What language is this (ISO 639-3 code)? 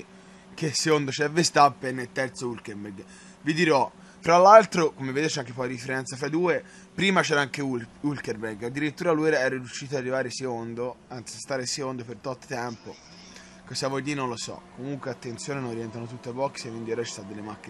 ita